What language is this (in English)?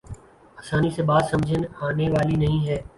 Urdu